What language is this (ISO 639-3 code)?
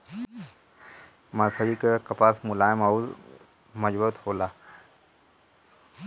bho